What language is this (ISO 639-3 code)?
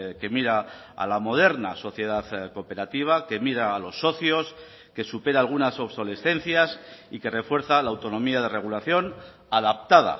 spa